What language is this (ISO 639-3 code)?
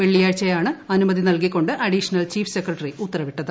mal